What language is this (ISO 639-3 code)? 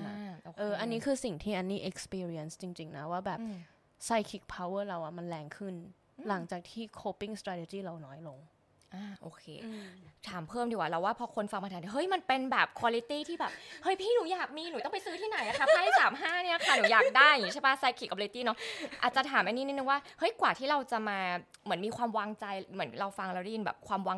tha